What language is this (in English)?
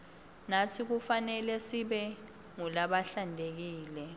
Swati